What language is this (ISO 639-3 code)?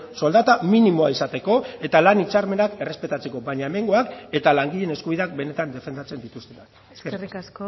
eus